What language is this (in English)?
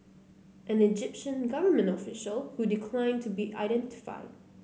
English